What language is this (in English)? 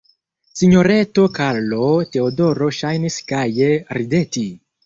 Esperanto